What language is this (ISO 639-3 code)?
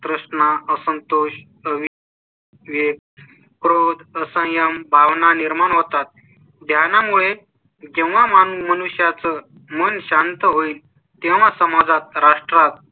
mar